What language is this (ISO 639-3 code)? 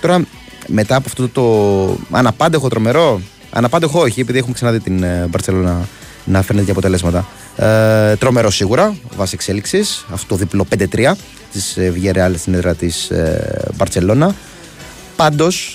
ell